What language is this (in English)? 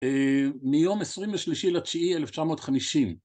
Hebrew